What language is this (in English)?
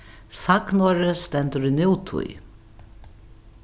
Faroese